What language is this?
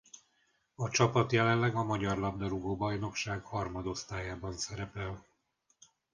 Hungarian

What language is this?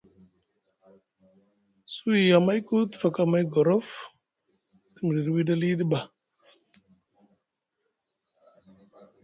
Musgu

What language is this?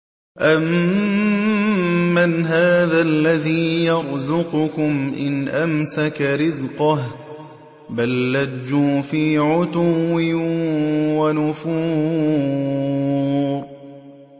Arabic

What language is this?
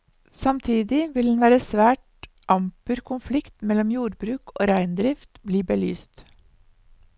Norwegian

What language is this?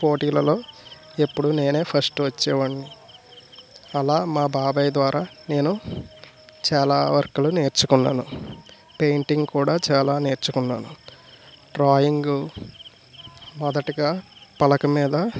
Telugu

